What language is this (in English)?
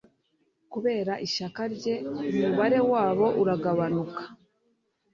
Kinyarwanda